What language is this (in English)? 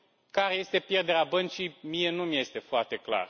Romanian